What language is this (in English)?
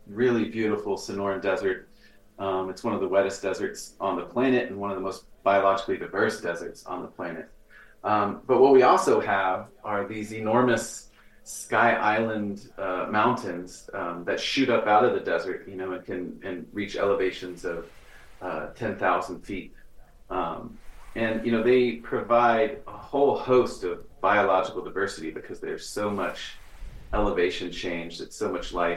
English